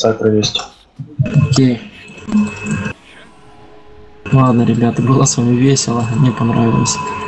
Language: Russian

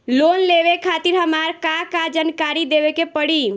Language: Bhojpuri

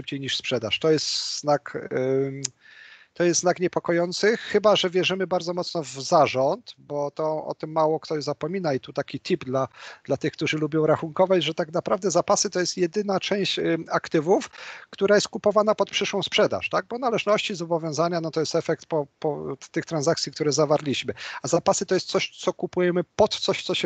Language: Polish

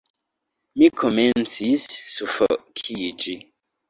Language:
Esperanto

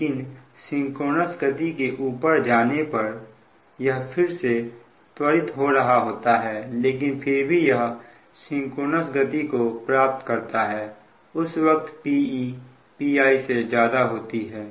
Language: Hindi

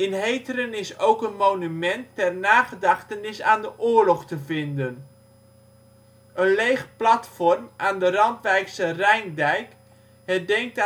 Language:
Dutch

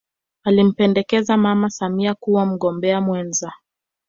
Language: Swahili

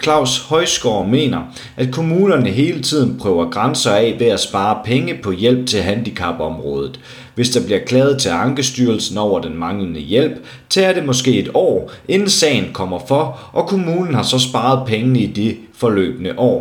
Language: Danish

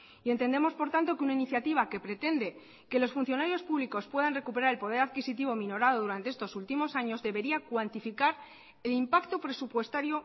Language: Spanish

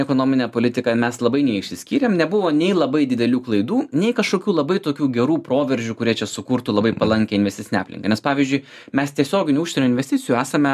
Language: Lithuanian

